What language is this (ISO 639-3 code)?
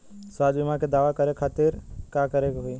bho